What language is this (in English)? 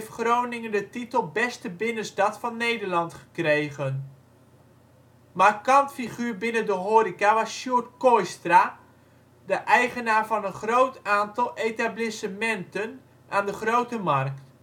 Dutch